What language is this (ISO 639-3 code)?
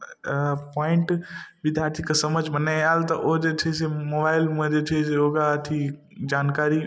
mai